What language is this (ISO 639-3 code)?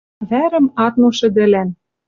mrj